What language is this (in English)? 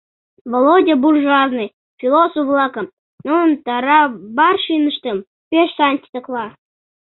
Mari